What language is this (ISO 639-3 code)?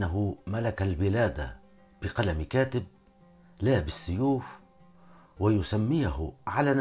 ara